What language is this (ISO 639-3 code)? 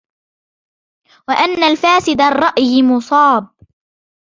ara